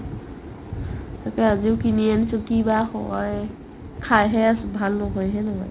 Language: Assamese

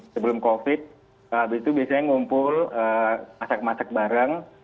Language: Indonesian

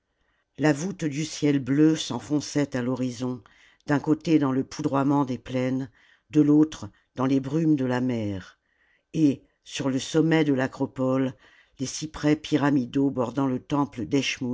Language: French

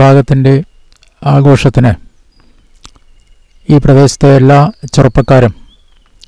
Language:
Russian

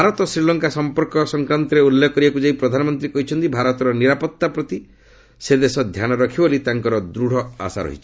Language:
Odia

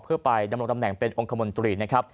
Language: Thai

